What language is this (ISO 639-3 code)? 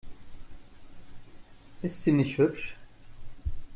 deu